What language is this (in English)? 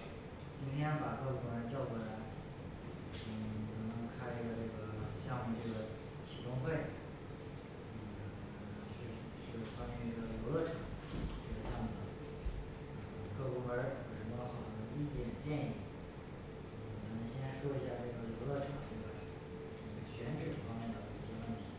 Chinese